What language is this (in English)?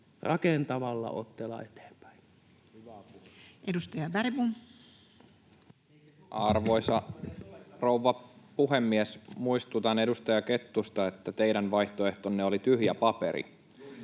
Finnish